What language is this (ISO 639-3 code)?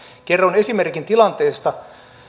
fin